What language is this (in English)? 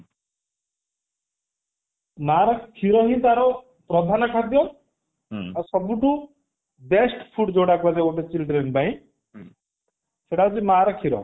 Odia